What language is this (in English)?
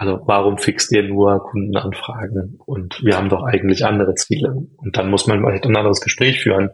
German